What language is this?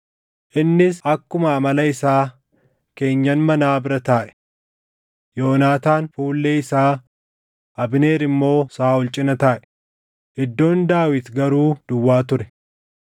Oromo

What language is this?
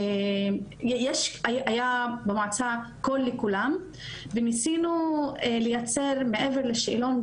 Hebrew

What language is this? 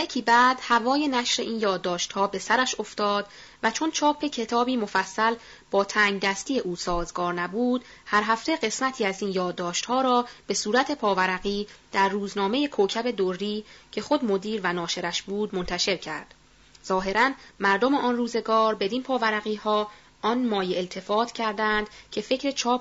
Persian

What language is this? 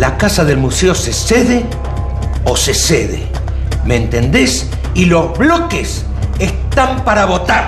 Spanish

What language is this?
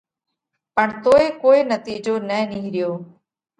Parkari Koli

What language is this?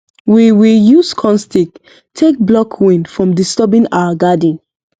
Nigerian Pidgin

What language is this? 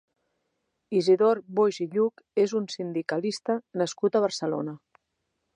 Catalan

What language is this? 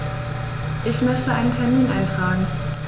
German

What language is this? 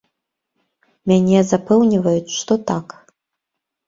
Belarusian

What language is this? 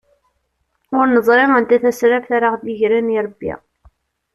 Kabyle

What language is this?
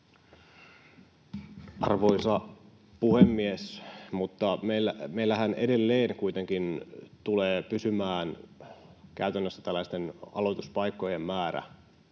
Finnish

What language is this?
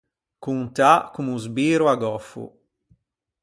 Ligurian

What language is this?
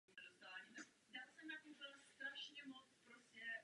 Czech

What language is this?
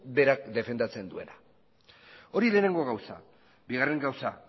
Basque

